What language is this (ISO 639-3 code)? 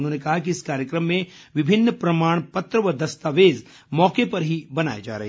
hin